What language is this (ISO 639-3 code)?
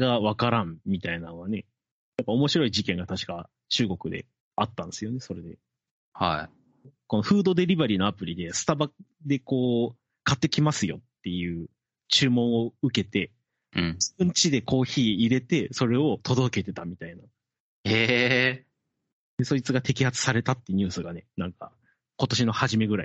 jpn